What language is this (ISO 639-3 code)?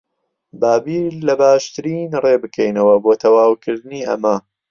ckb